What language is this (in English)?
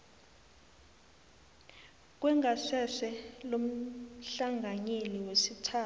South Ndebele